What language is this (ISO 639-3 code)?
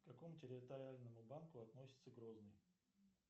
rus